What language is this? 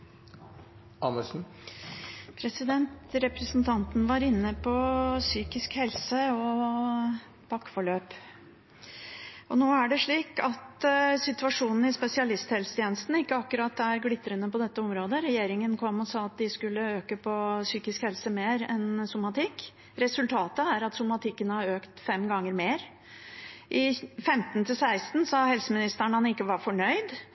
Norwegian Bokmål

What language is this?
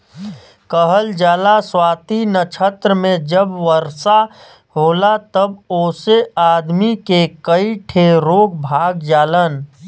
Bhojpuri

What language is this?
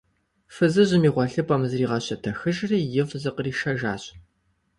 Kabardian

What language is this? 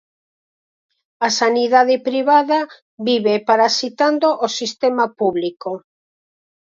Galician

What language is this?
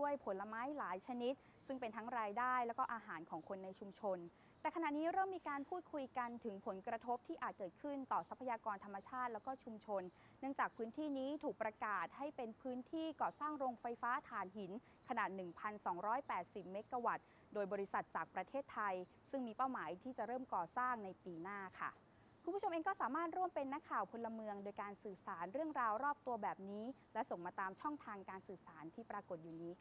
Thai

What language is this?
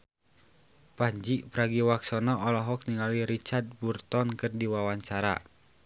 Sundanese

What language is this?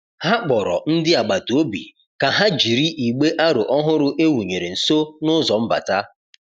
Igbo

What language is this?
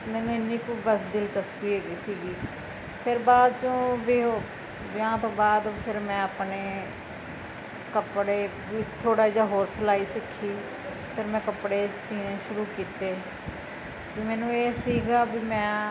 Punjabi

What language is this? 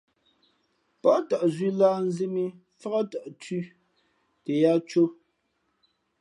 Fe'fe'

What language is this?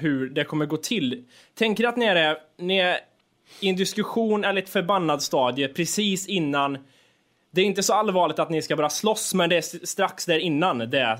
Swedish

